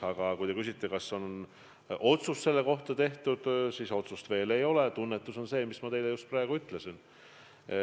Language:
Estonian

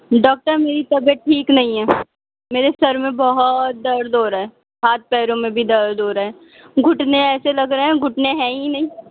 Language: Urdu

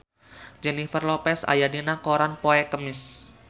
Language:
Sundanese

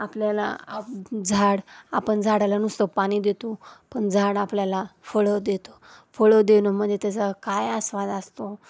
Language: Marathi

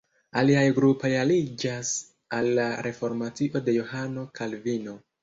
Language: Esperanto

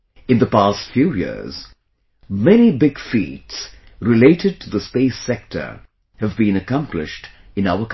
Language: English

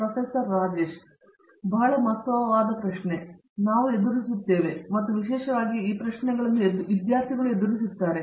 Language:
Kannada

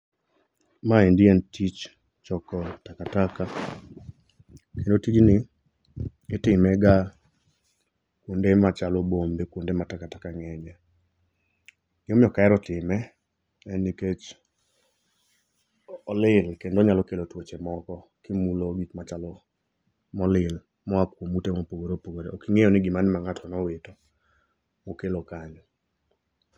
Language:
Luo (Kenya and Tanzania)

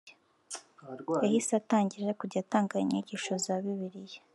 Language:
Kinyarwanda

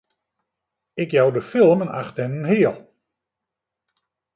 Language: Western Frisian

